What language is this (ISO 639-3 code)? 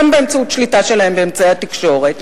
heb